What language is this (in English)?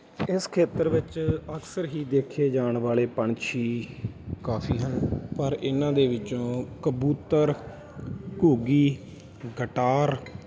Punjabi